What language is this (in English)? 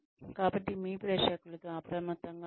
Telugu